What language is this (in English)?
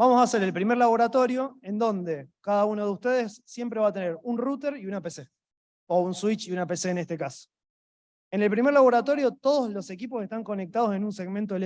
Spanish